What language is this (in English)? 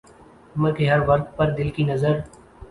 Urdu